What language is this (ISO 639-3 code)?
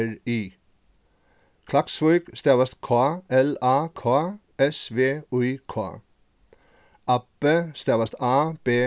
fao